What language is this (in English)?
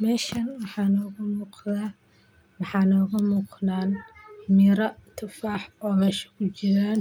Somali